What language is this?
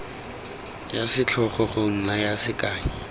Tswana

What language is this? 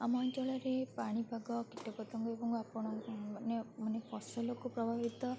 Odia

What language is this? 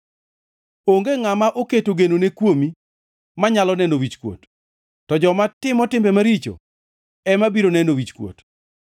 Luo (Kenya and Tanzania)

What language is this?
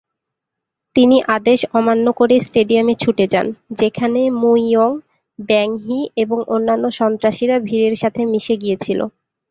Bangla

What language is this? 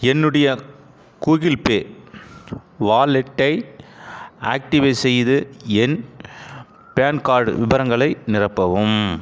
Tamil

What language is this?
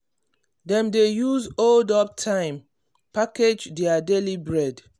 Nigerian Pidgin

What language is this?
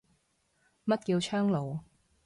Cantonese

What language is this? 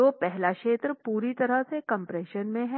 Hindi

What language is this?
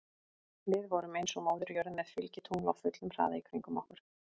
Icelandic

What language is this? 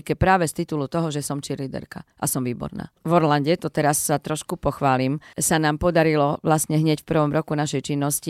Slovak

